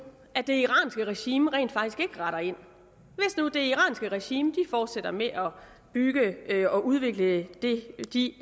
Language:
Danish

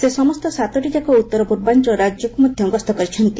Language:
Odia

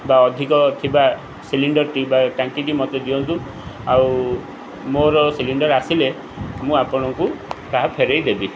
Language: Odia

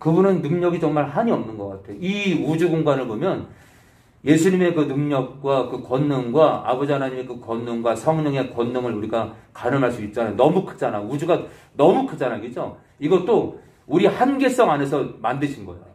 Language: Korean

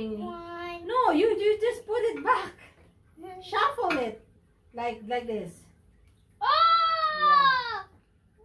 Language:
English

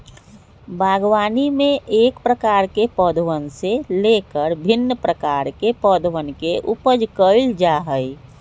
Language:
Magahi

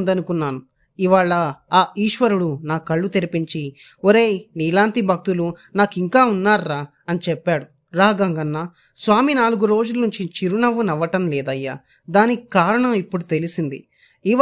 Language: Telugu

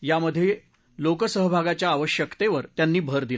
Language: Marathi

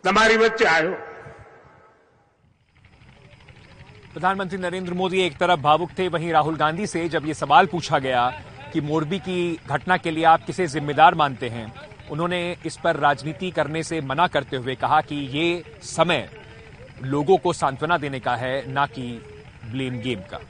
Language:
Hindi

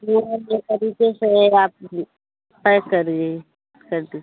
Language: Hindi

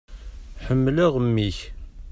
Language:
Kabyle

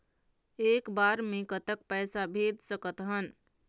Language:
Chhattisgarhi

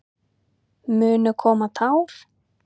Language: Icelandic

